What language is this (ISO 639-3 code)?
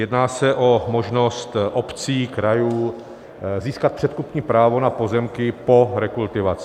ces